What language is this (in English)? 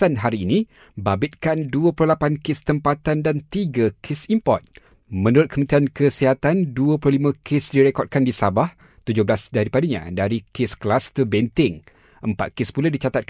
Malay